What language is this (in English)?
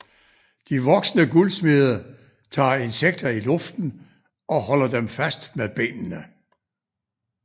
Danish